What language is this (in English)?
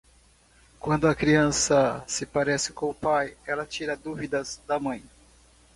Portuguese